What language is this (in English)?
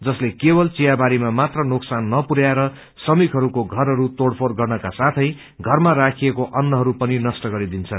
Nepali